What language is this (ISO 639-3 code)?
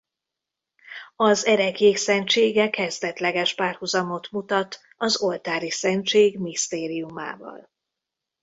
hun